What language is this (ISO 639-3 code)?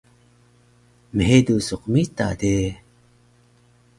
trv